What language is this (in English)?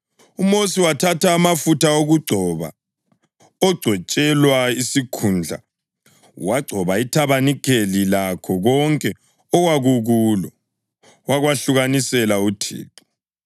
North Ndebele